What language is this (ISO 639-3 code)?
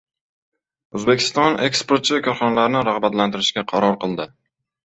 uzb